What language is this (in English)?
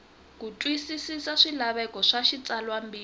Tsonga